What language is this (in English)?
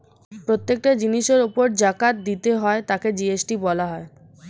Bangla